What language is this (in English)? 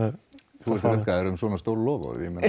Icelandic